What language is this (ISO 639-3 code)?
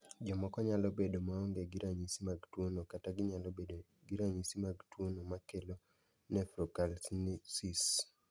luo